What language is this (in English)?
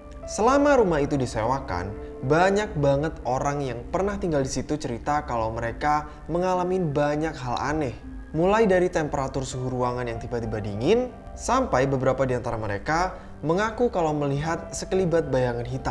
Indonesian